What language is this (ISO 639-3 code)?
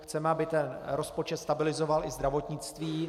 ces